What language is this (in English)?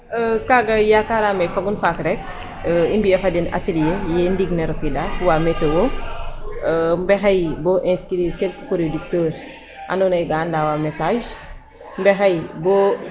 Serer